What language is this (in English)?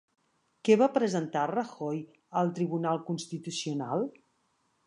Catalan